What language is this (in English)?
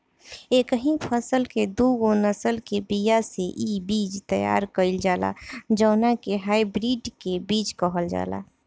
Bhojpuri